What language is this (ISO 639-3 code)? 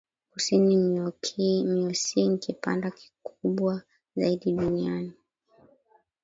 swa